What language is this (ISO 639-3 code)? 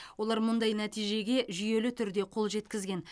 kaz